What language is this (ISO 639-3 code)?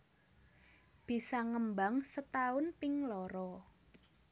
jav